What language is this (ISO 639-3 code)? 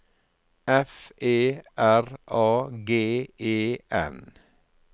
nor